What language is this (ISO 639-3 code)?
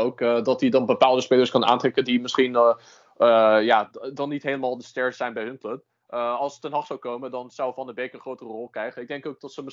nld